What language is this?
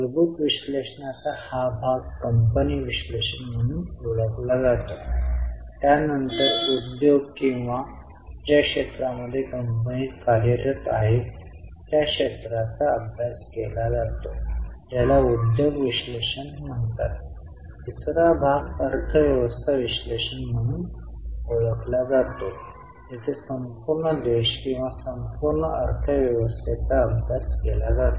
Marathi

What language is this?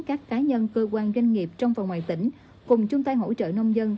Vietnamese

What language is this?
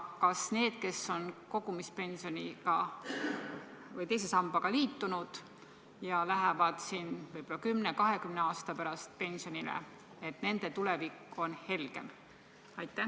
Estonian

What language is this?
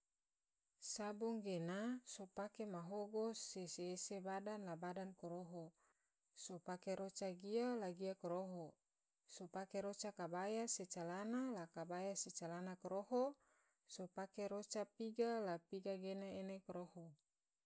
Tidore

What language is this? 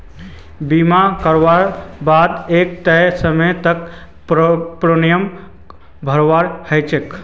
Magahi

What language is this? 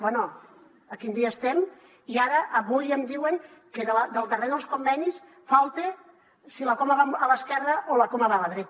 Catalan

